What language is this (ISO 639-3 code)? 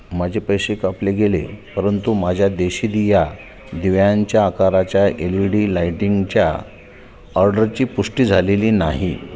mar